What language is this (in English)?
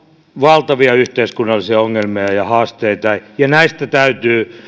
Finnish